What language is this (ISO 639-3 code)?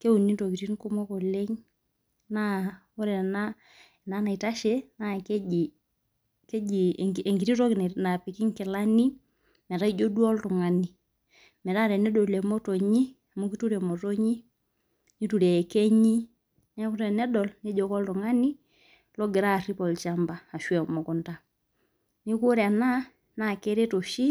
mas